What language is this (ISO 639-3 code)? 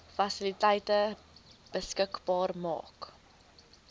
afr